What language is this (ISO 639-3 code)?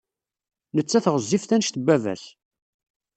kab